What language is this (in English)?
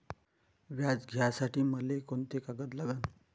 Marathi